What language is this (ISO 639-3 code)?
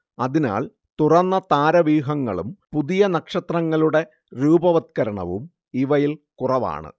mal